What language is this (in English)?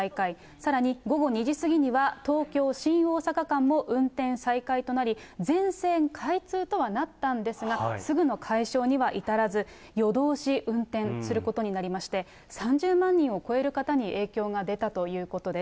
Japanese